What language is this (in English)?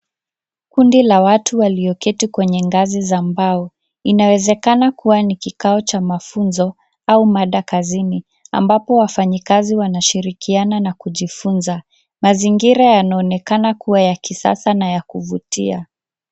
Swahili